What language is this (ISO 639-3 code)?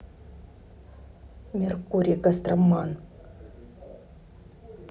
rus